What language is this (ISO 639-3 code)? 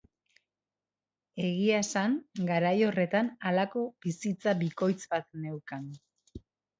eus